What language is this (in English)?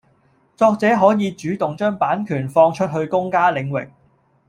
Cantonese